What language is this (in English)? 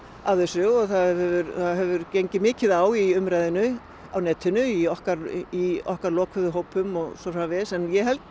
Icelandic